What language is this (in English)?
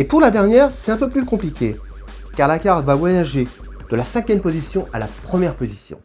French